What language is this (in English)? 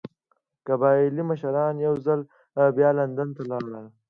Pashto